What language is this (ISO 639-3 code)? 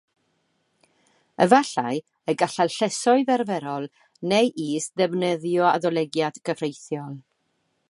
cym